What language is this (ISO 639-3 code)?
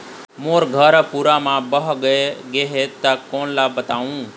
hne